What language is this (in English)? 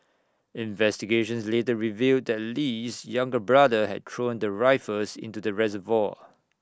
English